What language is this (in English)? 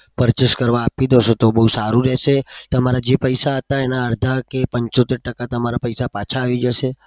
Gujarati